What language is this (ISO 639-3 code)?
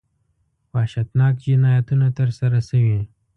pus